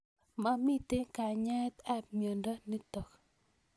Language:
Kalenjin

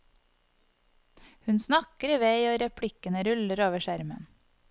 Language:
Norwegian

